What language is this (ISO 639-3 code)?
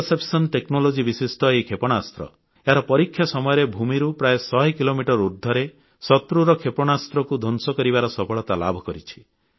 ori